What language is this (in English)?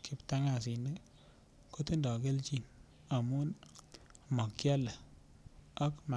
Kalenjin